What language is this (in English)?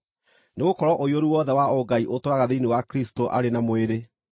Kikuyu